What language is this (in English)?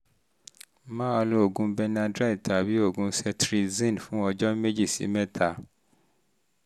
Yoruba